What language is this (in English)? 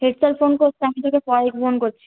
Bangla